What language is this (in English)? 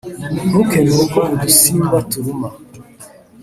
Kinyarwanda